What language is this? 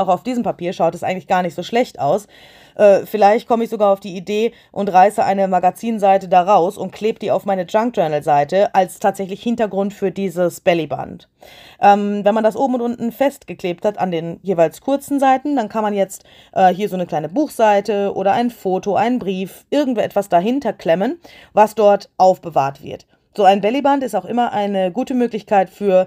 German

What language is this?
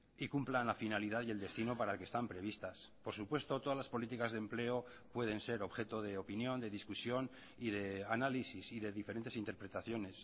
Spanish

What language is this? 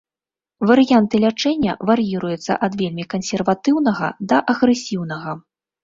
Belarusian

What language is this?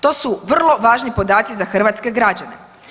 Croatian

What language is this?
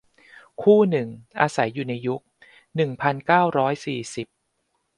Thai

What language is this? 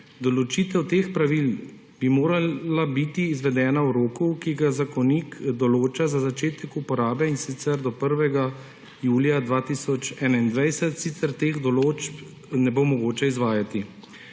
Slovenian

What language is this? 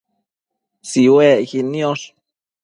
Matsés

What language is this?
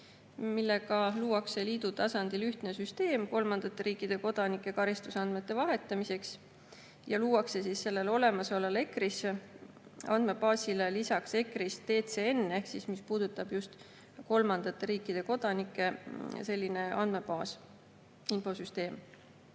Estonian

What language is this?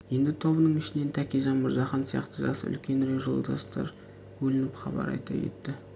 Kazakh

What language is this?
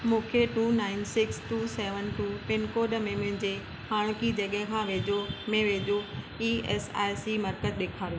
Sindhi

